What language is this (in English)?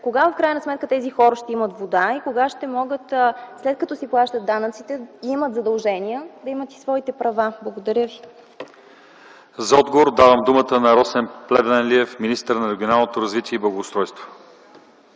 Bulgarian